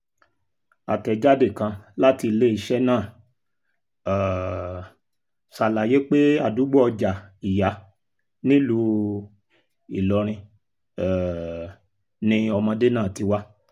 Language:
Yoruba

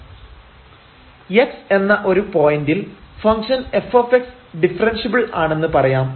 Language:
Malayalam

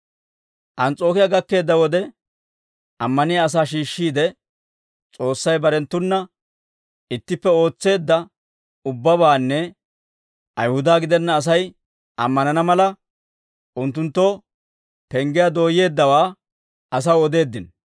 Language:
Dawro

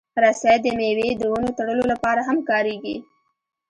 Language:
Pashto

